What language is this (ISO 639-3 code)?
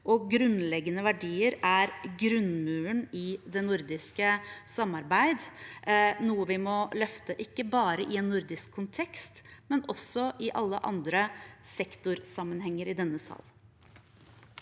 nor